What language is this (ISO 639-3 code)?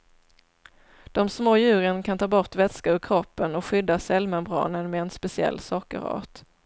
swe